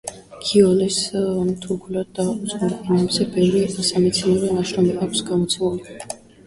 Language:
Georgian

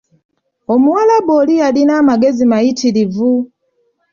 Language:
Ganda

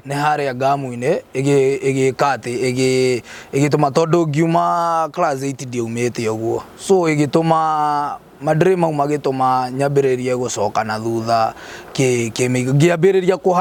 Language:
Swahili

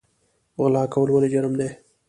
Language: Pashto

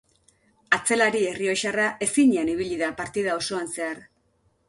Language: Basque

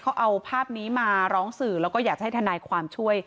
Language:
Thai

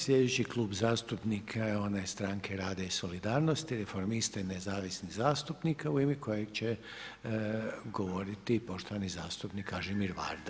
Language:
Croatian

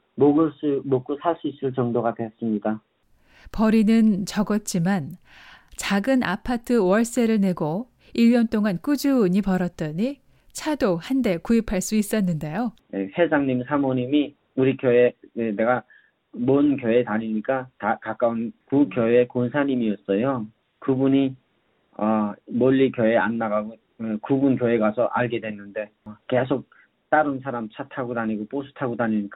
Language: Korean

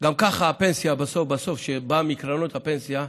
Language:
Hebrew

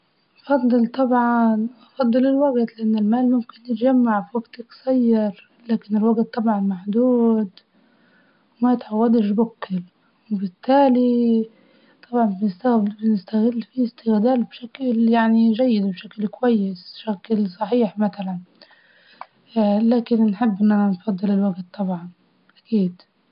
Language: Libyan Arabic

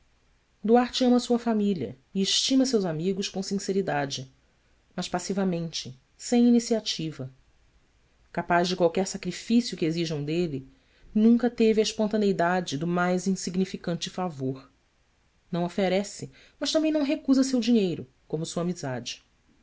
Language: Portuguese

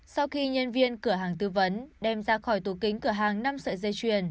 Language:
Vietnamese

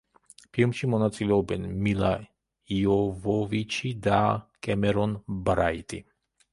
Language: Georgian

